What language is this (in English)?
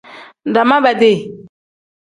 Tem